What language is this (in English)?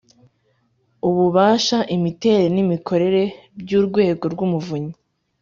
Kinyarwanda